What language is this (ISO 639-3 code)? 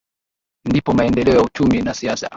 swa